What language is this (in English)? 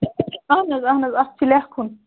Kashmiri